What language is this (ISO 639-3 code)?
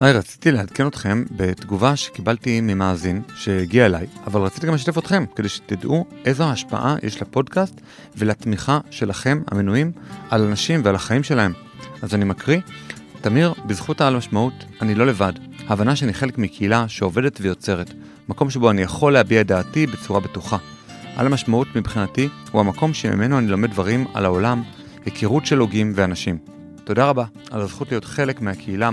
heb